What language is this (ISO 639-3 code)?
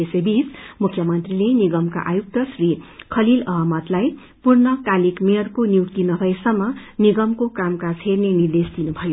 nep